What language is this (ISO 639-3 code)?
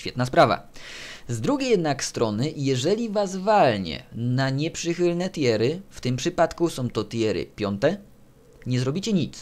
pol